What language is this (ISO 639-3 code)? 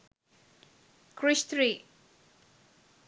sin